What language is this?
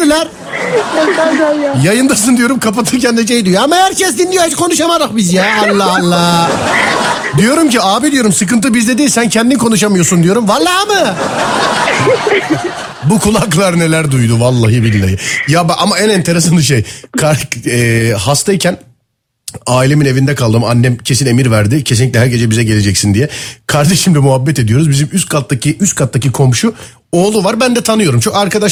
Turkish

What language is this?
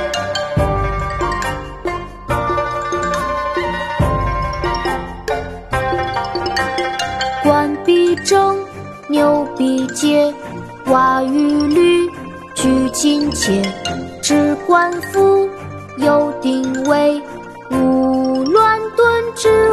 Chinese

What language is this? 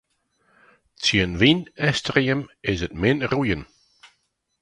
Western Frisian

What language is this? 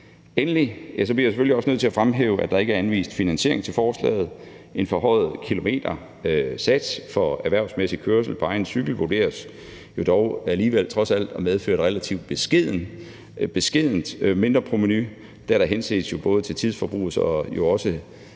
Danish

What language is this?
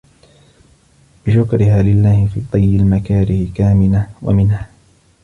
Arabic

